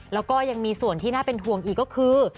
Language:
Thai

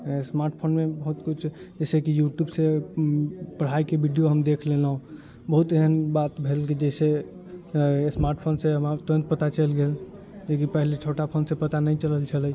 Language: Maithili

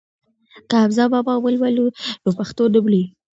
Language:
Pashto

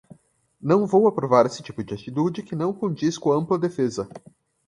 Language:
Portuguese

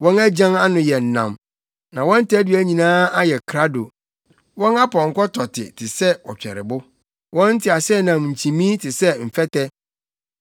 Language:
Akan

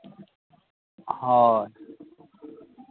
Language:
Santali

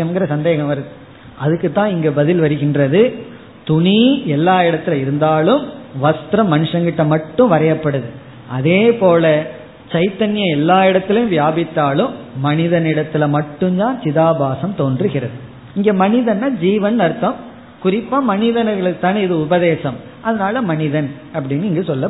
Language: Tamil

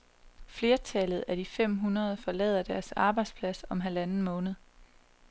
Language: Danish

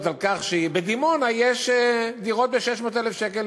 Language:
Hebrew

